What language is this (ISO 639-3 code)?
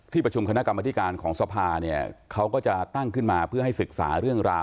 tha